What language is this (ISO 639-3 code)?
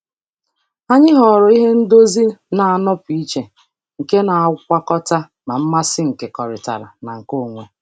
ibo